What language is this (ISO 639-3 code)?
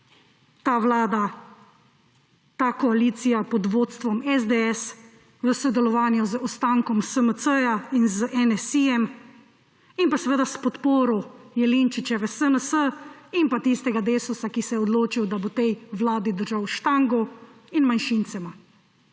slv